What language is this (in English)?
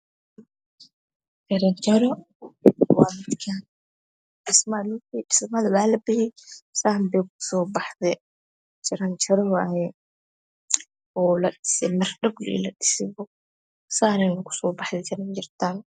Somali